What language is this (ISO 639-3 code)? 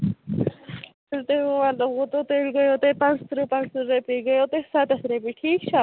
kas